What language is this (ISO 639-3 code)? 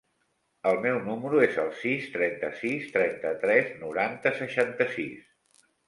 cat